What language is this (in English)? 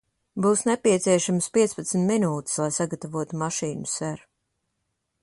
Latvian